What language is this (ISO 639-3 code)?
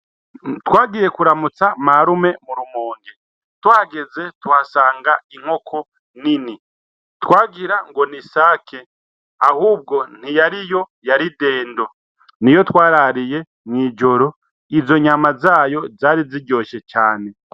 run